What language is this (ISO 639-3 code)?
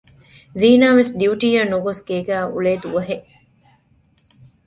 div